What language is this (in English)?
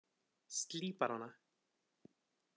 Icelandic